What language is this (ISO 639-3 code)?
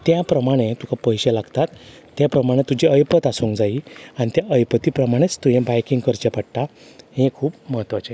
kok